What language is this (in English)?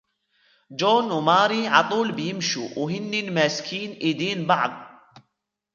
Arabic